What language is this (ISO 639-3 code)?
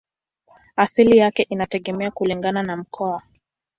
swa